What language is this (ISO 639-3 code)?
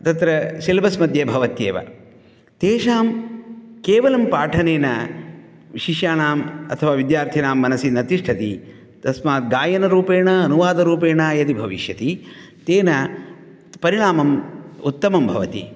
san